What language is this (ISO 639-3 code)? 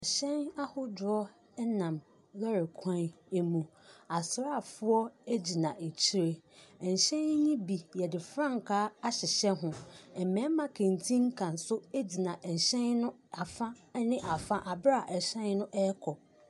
aka